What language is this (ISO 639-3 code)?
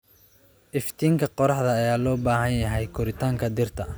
som